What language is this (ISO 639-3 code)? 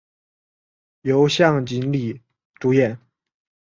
zho